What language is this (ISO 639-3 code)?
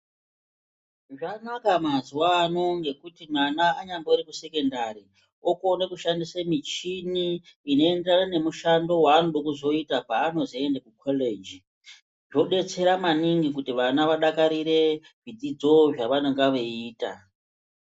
ndc